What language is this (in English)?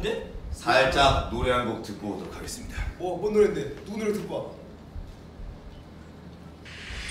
Korean